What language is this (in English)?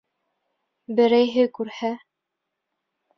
Bashkir